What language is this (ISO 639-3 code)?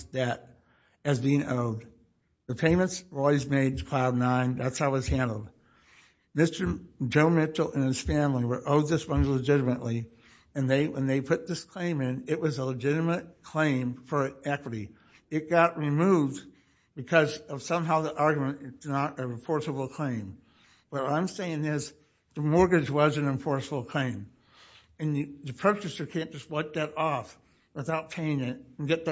eng